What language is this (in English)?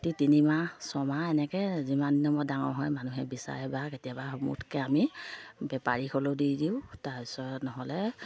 Assamese